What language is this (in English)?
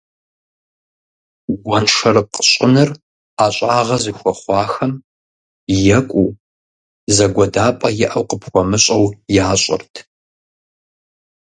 Kabardian